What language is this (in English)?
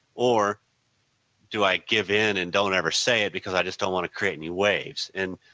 English